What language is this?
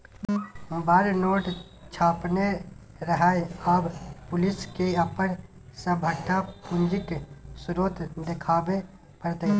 Maithili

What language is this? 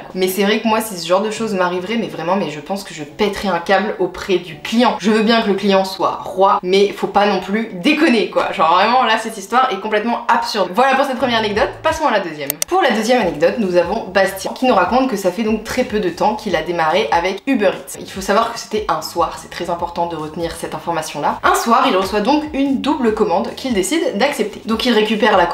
French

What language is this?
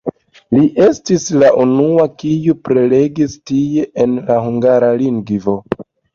Esperanto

